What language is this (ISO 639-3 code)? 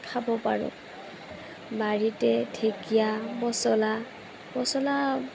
asm